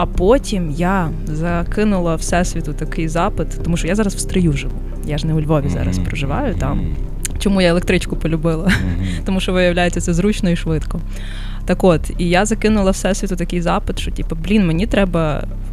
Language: Ukrainian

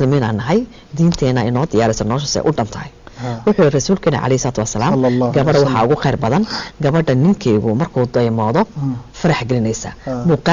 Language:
Arabic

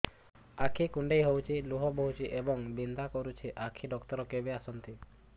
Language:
Odia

